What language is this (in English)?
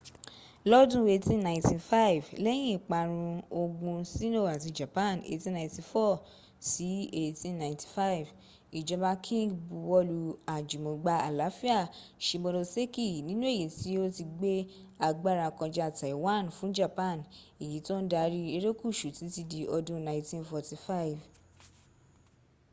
Yoruba